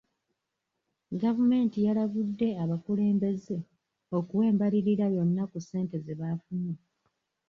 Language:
Ganda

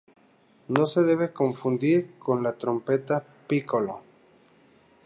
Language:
Spanish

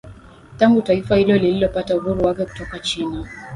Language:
Swahili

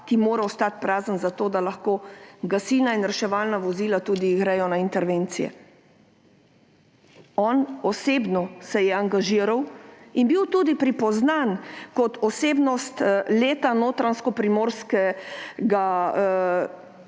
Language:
Slovenian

